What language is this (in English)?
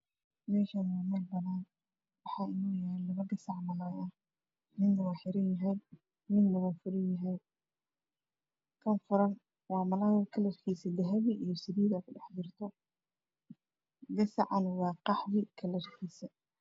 Somali